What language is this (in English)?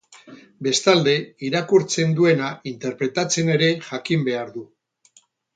Basque